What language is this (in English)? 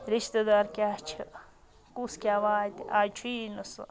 Kashmiri